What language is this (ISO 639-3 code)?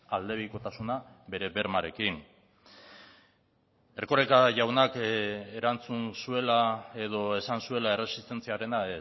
eus